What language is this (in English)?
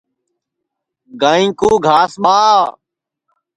Sansi